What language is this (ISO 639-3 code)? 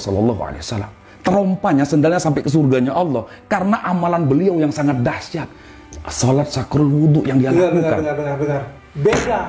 ind